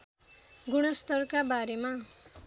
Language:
Nepali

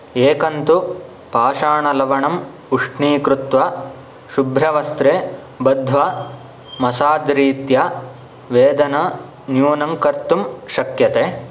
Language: Sanskrit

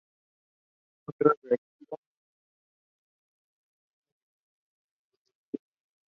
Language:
Spanish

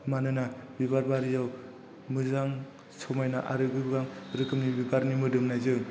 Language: Bodo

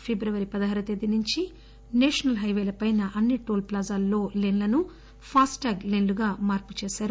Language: Telugu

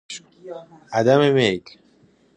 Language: Persian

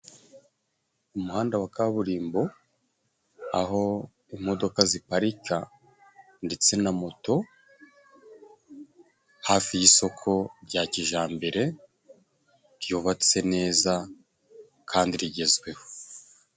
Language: Kinyarwanda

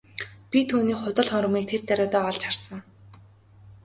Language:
Mongolian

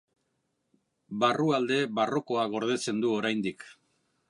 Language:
Basque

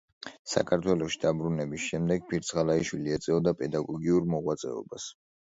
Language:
Georgian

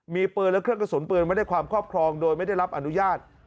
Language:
Thai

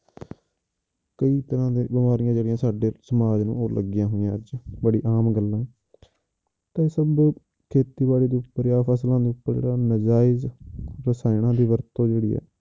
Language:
Punjabi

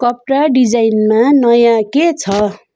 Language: Nepali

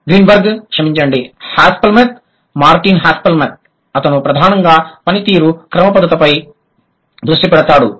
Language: Telugu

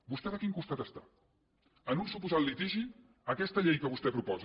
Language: Catalan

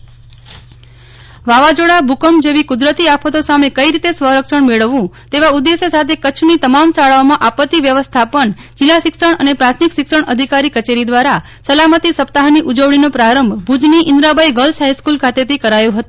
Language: Gujarati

